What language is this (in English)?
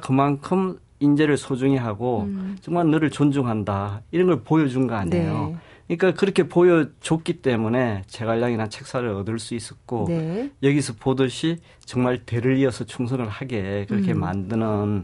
Korean